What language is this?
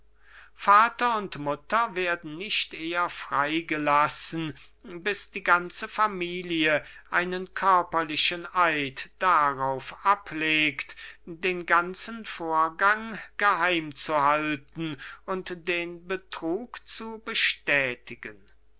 German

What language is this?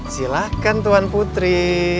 Indonesian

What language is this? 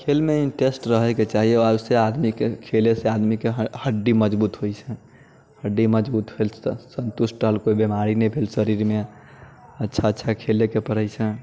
Maithili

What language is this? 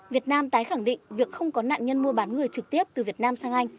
Vietnamese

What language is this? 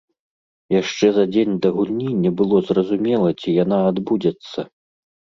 Belarusian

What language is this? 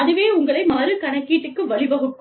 Tamil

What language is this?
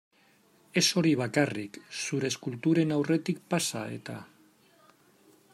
Basque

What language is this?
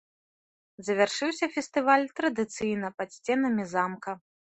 Belarusian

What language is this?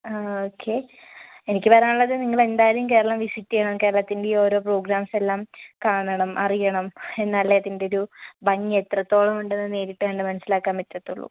Malayalam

